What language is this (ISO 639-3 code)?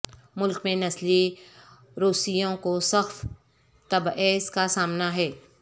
urd